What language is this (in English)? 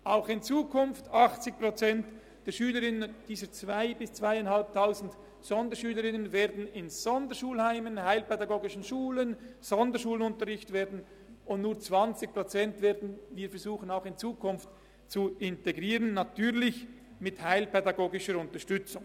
Swiss German